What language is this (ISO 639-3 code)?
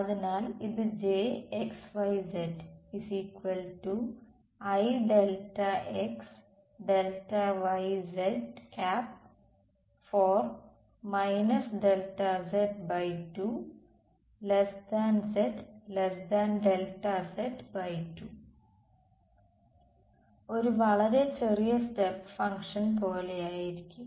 mal